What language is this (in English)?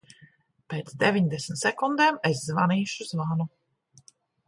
Latvian